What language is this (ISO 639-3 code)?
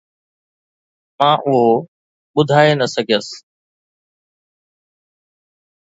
snd